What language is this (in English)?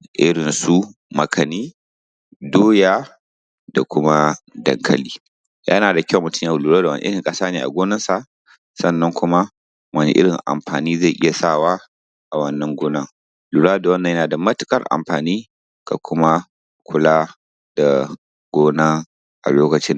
Hausa